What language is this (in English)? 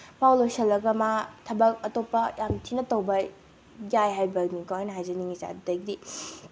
Manipuri